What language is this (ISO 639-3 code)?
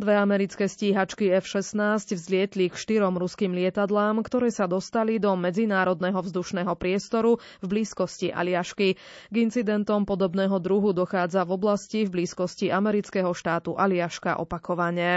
slk